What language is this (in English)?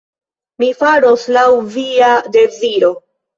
Esperanto